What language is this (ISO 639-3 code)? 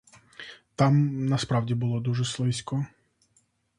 ukr